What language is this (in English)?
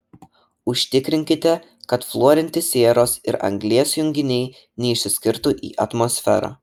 Lithuanian